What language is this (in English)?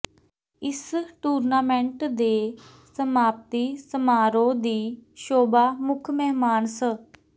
Punjabi